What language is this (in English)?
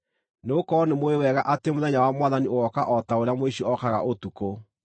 Kikuyu